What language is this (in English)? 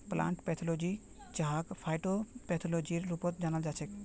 Magahi